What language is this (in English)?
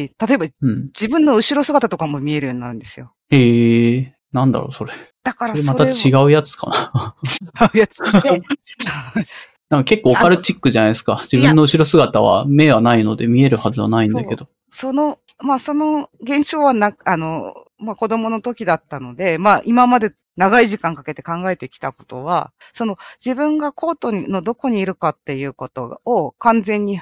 Japanese